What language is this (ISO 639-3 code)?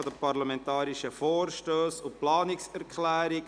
gsw